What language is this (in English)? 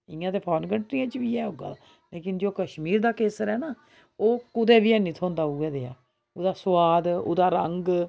Dogri